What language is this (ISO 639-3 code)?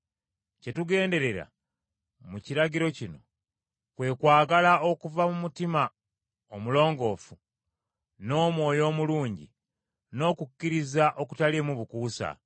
lug